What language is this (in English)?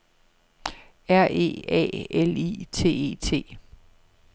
Danish